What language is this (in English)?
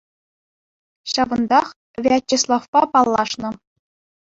Chuvash